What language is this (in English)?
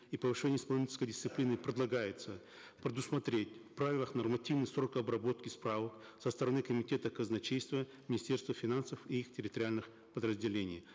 Kazakh